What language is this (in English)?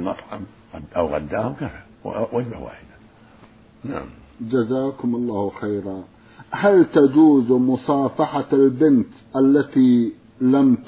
Arabic